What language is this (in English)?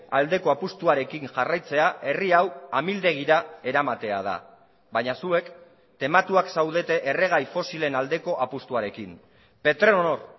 Basque